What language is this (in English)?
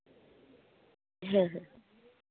Santali